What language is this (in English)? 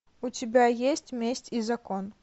Russian